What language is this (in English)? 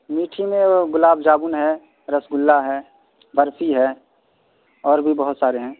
Urdu